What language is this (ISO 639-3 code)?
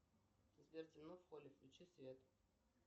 rus